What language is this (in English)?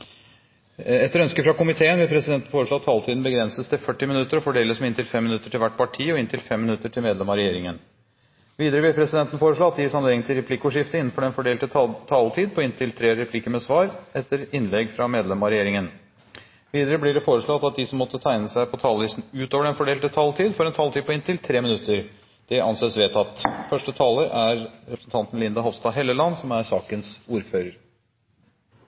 Norwegian Bokmål